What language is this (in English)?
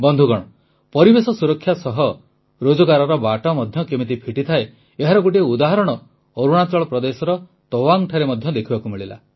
Odia